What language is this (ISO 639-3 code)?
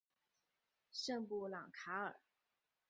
zho